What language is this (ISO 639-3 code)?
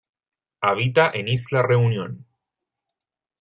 spa